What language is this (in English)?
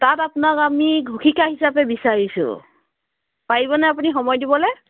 Assamese